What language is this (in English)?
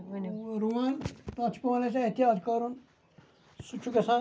Kashmiri